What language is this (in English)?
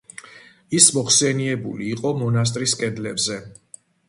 Georgian